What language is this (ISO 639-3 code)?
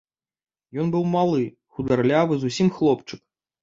bel